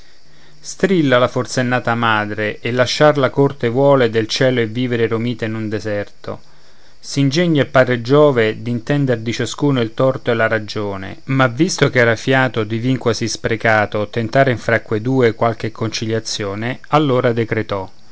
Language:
Italian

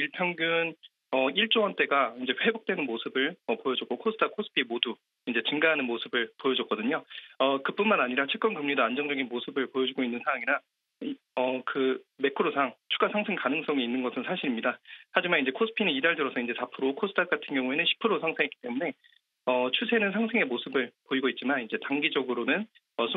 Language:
Korean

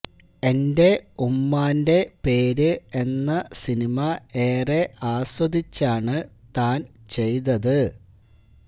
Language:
Malayalam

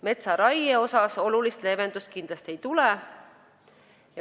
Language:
Estonian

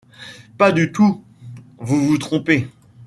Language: French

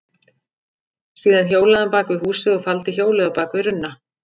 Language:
Icelandic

